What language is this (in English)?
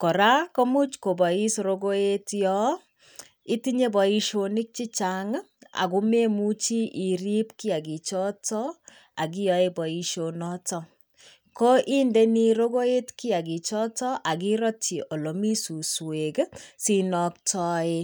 Kalenjin